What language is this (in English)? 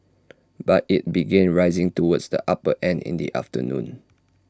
English